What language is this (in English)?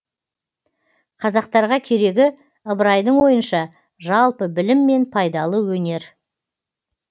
Kazakh